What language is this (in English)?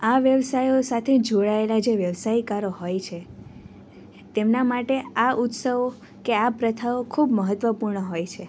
Gujarati